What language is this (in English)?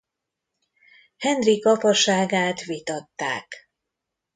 Hungarian